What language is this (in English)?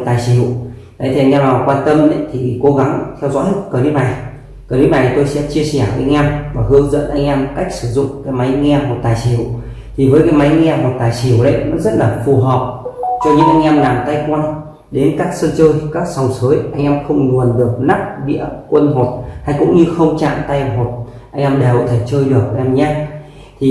Vietnamese